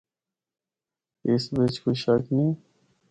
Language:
Northern Hindko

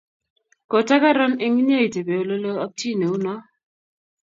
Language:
Kalenjin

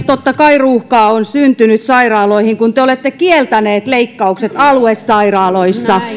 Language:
Finnish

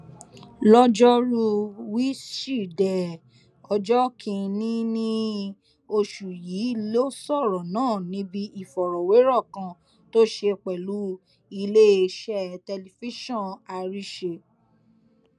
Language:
Yoruba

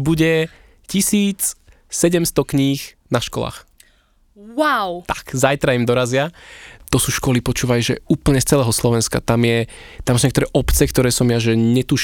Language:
Slovak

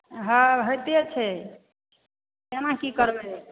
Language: Maithili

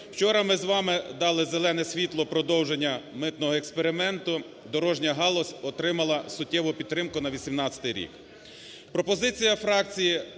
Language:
Ukrainian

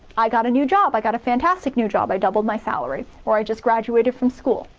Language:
English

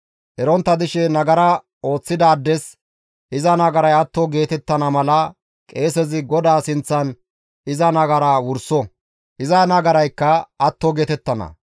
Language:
Gamo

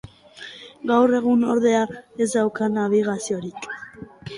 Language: Basque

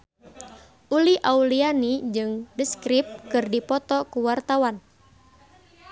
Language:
Sundanese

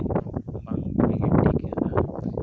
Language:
Santali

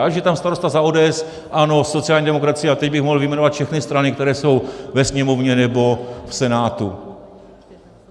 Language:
Czech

